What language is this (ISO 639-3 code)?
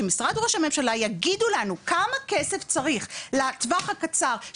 heb